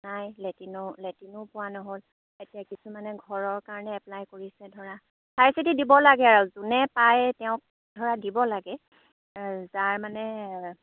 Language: Assamese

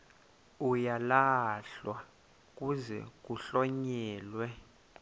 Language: Xhosa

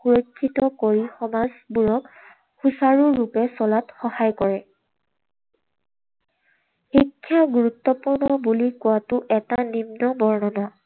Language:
Assamese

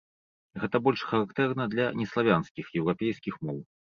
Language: Belarusian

